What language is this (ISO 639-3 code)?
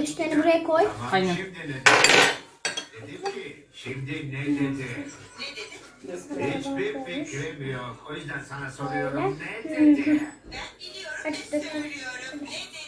tur